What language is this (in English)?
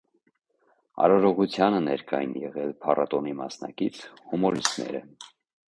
Armenian